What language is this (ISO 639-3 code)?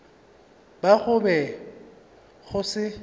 nso